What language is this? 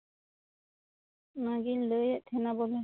Santali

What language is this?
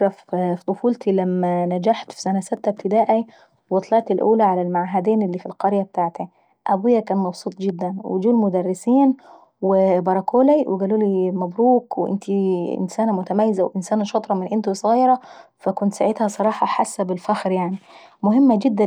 Saidi Arabic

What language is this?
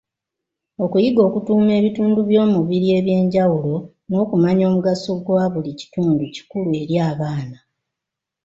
Ganda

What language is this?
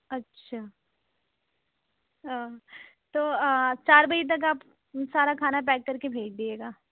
Urdu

